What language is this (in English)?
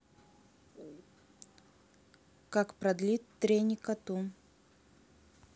Russian